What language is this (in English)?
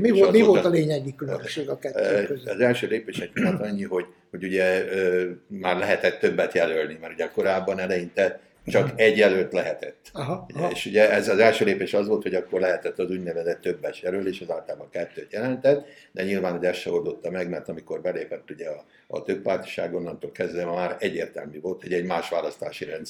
Hungarian